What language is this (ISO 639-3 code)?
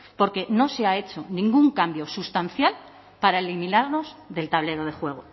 spa